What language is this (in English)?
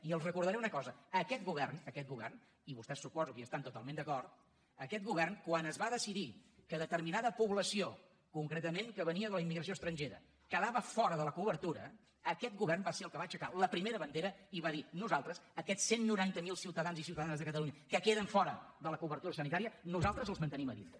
Catalan